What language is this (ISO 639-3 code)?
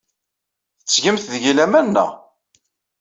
kab